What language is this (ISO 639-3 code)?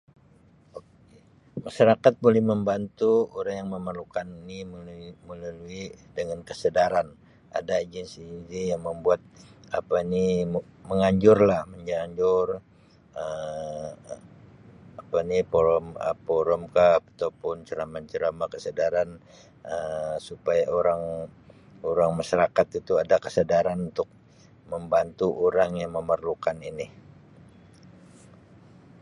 msi